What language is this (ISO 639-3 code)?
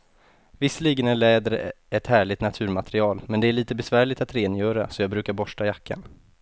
swe